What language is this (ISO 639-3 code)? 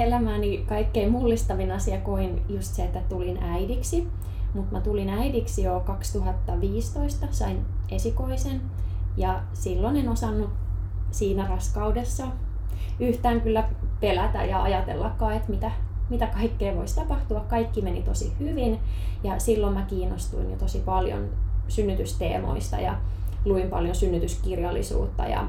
fin